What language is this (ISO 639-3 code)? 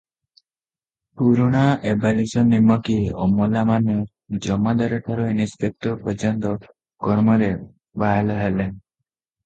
ori